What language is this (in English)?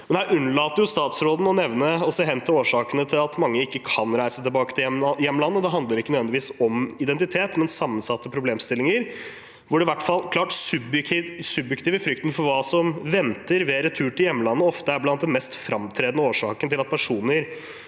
Norwegian